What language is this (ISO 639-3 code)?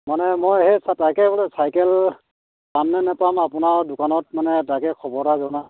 asm